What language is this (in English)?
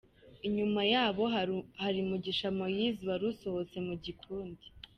Kinyarwanda